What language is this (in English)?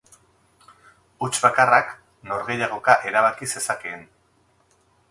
Basque